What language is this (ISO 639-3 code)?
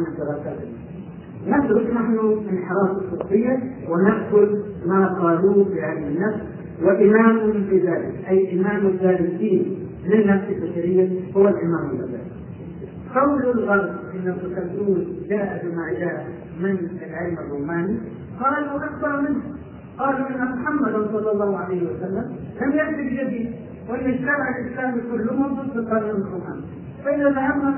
ara